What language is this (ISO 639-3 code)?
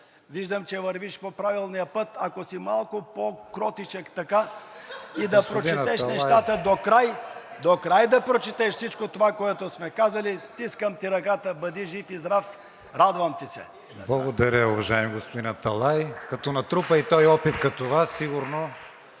bul